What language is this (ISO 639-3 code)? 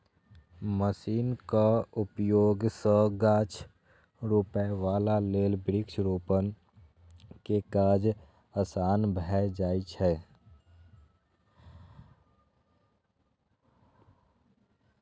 mai